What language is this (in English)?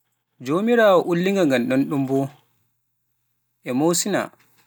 Pular